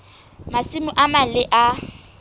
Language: Southern Sotho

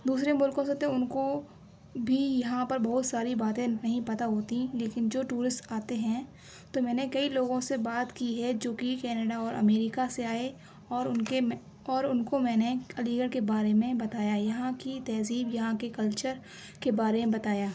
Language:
Urdu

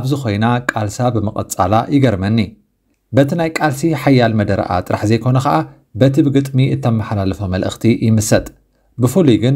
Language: Arabic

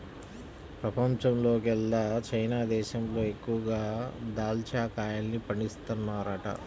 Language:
Telugu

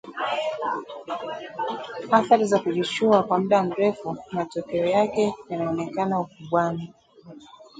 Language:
Swahili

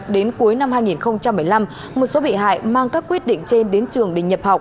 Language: Vietnamese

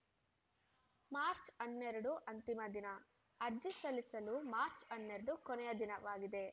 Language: Kannada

